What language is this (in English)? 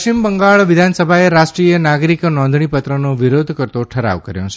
Gujarati